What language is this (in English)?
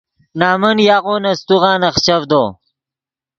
Yidgha